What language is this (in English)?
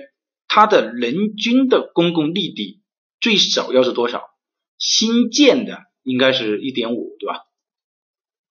Chinese